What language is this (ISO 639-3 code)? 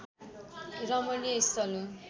nep